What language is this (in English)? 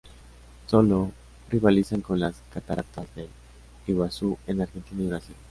Spanish